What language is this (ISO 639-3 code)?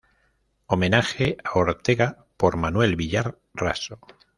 spa